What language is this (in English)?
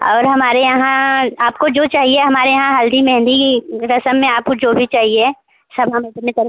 Hindi